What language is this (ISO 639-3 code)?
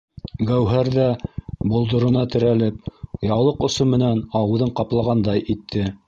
bak